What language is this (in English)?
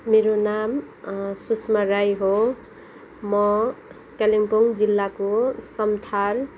Nepali